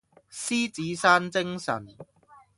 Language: Cantonese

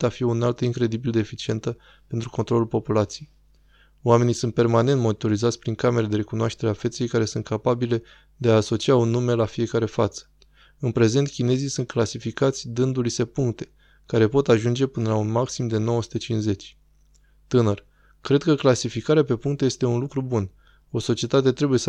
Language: Romanian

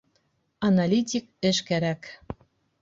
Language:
Bashkir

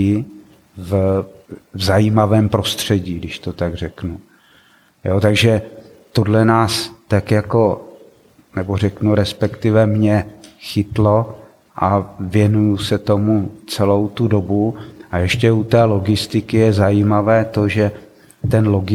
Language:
Czech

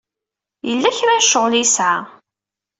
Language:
Kabyle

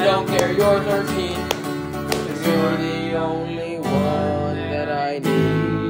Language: English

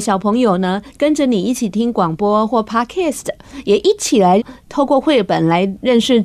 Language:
Chinese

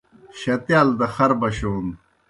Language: Kohistani Shina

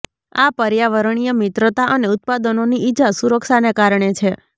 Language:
Gujarati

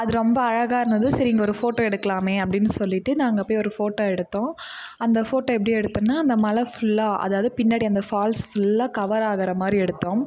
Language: Tamil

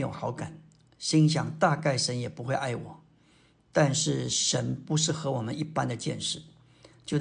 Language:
Chinese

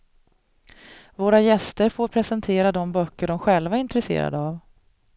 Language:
Swedish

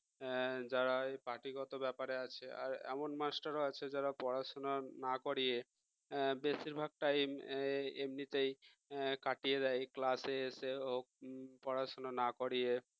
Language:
Bangla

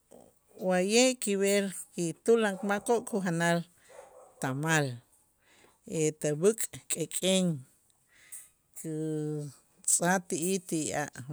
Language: Itzá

